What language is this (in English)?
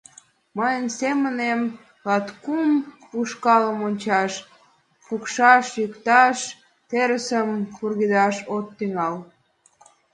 Mari